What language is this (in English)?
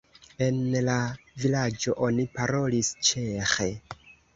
Esperanto